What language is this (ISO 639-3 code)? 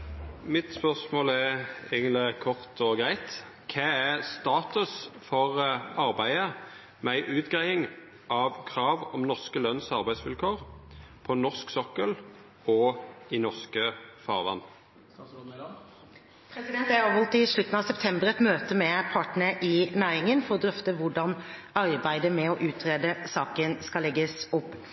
nor